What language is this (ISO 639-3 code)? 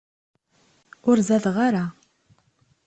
kab